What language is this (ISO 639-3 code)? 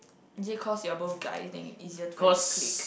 eng